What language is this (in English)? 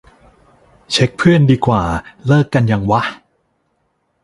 Thai